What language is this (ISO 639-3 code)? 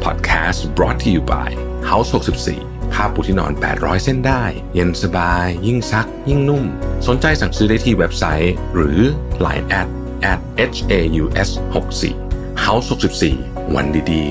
tha